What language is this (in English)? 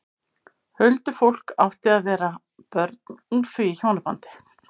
Icelandic